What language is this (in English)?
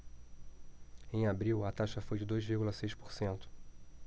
Portuguese